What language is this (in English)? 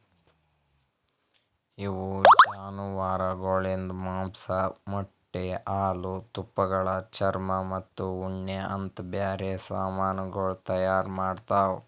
Kannada